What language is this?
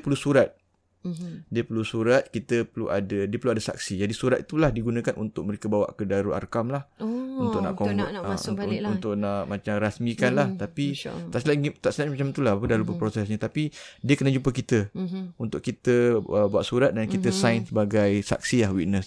Malay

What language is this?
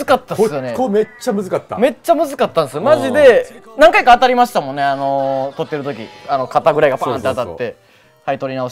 Japanese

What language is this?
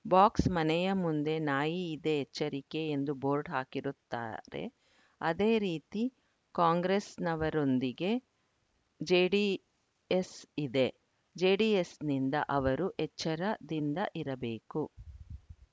Kannada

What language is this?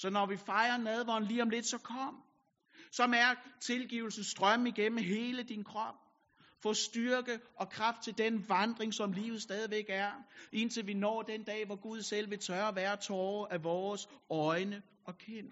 Danish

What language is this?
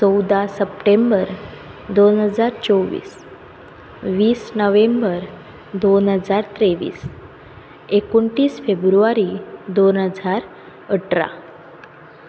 Konkani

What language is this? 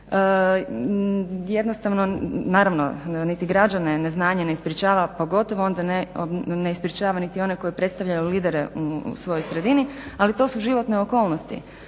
Croatian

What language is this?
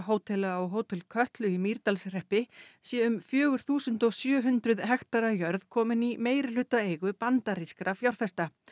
Icelandic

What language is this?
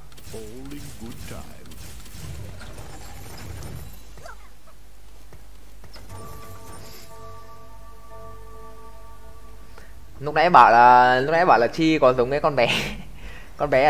Vietnamese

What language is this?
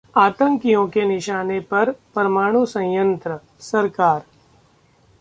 Hindi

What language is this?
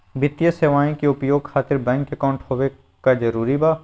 Magahi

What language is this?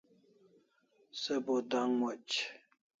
Kalasha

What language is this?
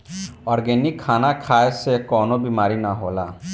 Bhojpuri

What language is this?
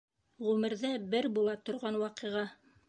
Bashkir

